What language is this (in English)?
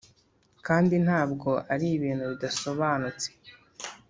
Kinyarwanda